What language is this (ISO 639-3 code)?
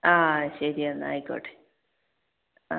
mal